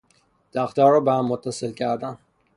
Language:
Persian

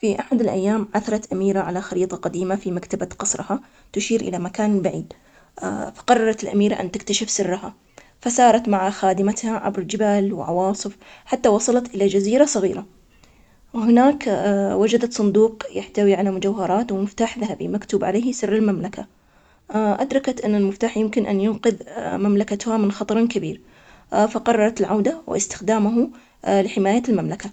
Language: Omani Arabic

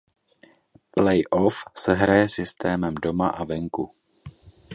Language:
Czech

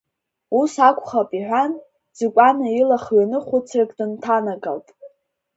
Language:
Abkhazian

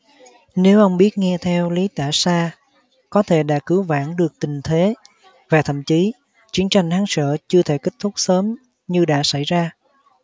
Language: Vietnamese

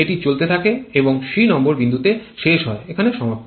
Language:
Bangla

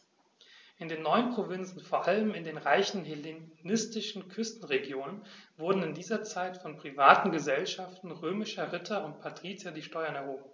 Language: German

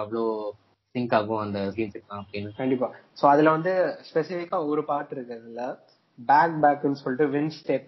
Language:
Tamil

